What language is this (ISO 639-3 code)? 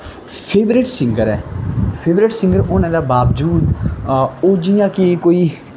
doi